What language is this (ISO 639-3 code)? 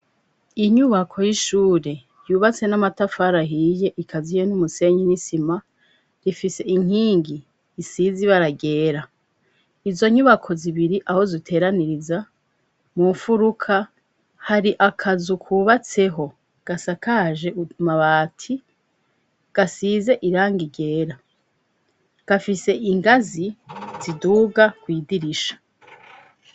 run